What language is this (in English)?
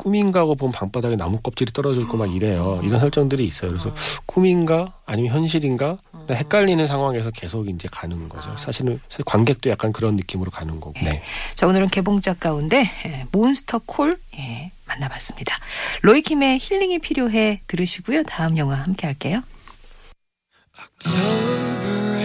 Korean